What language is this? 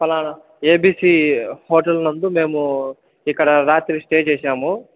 Telugu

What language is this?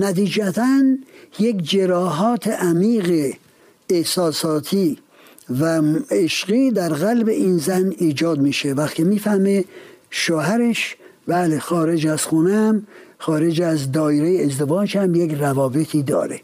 Persian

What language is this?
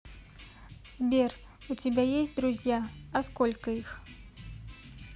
Russian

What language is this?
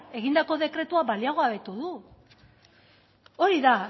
Basque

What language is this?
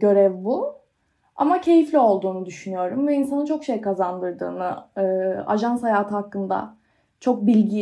Turkish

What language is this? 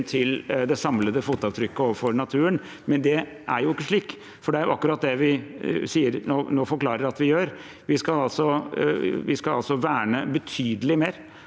Norwegian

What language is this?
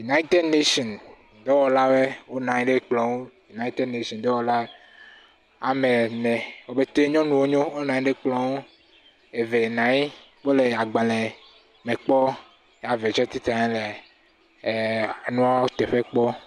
Ewe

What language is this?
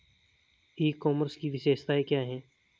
Hindi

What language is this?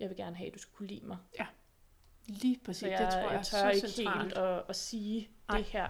Danish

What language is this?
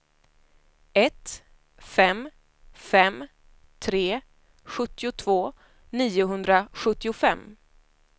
Swedish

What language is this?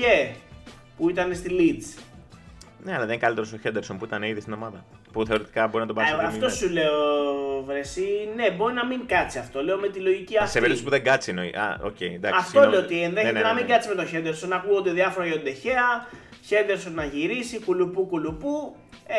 Greek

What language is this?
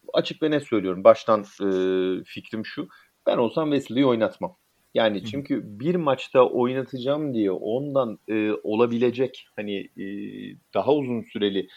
Turkish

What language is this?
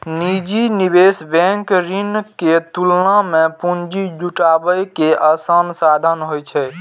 Maithili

